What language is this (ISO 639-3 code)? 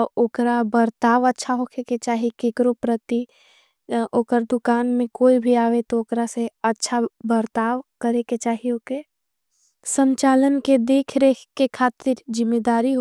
anp